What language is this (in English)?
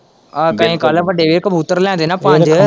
Punjabi